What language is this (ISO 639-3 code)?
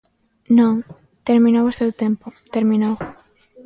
glg